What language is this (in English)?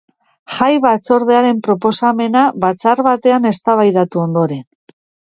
Basque